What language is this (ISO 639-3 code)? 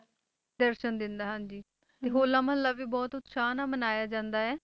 pan